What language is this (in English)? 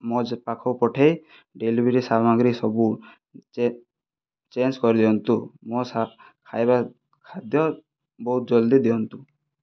Odia